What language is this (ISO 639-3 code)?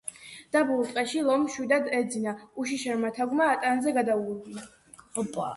kat